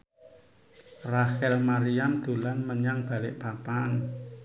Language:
Javanese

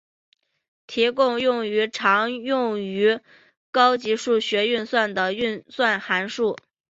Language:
Chinese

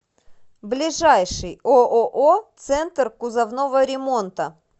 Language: Russian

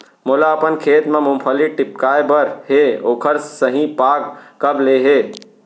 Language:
Chhattisgarhi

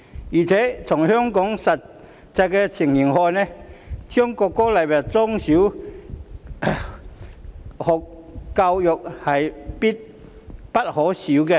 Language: Cantonese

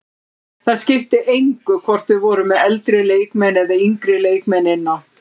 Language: Icelandic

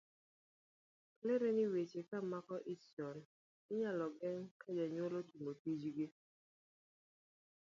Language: Luo (Kenya and Tanzania)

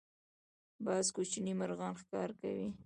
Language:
Pashto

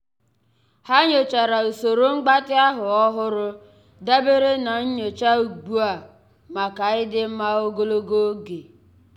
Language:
Igbo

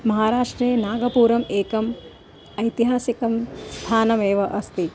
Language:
Sanskrit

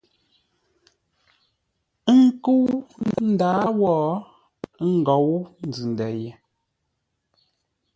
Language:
Ngombale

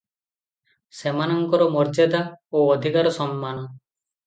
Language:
Odia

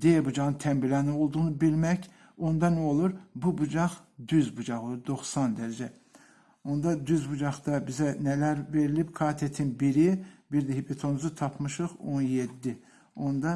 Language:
Turkish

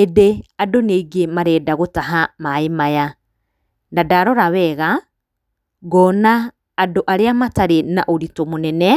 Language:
Kikuyu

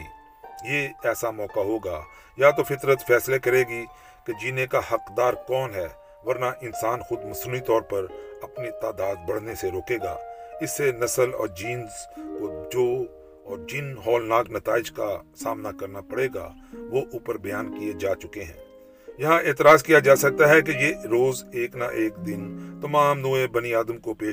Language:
Urdu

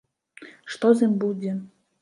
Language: Belarusian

